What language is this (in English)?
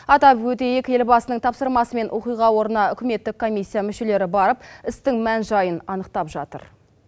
Kazakh